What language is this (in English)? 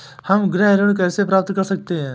Hindi